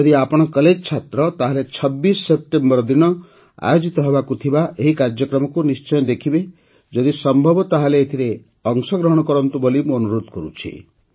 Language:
Odia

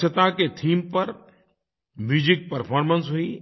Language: Hindi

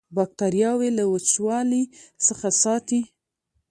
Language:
Pashto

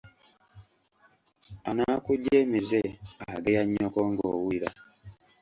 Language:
Ganda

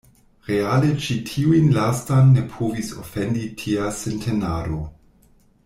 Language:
Esperanto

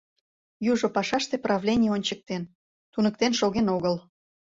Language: Mari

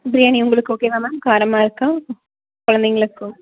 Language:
Tamil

